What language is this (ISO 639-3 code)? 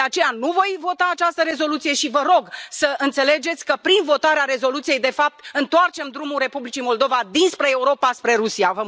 ron